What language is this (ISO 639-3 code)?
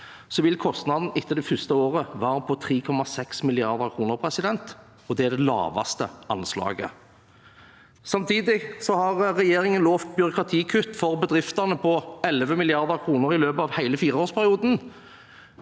nor